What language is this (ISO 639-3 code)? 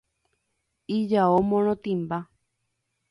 grn